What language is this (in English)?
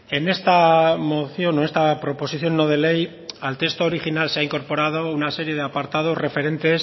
Spanish